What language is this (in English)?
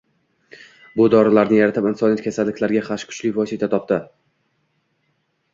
Uzbek